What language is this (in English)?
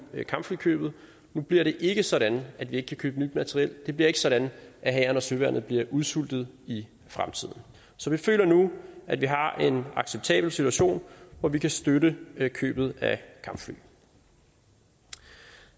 Danish